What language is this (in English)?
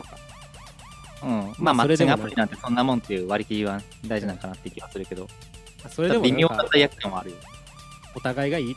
Japanese